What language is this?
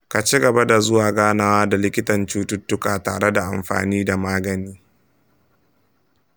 Hausa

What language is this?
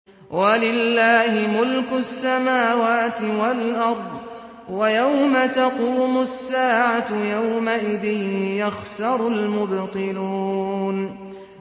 Arabic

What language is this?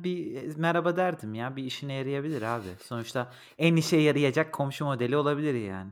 Turkish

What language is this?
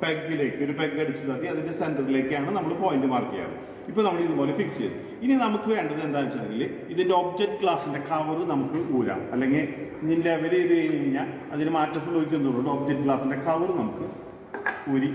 Turkish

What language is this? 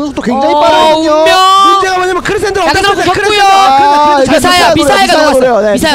Korean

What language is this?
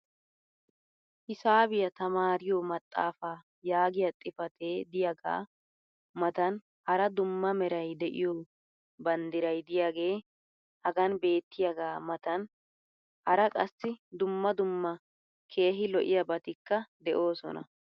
Wolaytta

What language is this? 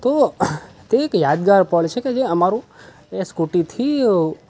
Gujarati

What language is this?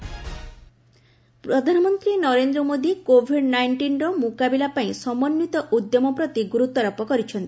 Odia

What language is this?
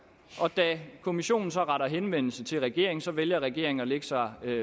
Danish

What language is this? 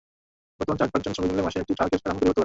Bangla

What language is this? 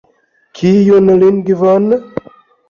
Esperanto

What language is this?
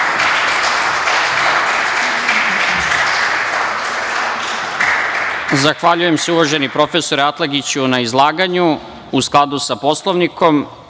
Serbian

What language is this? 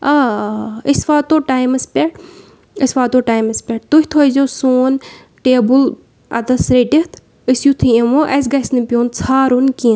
Kashmiri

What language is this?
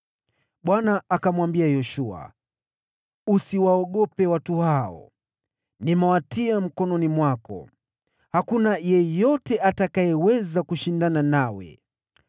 Swahili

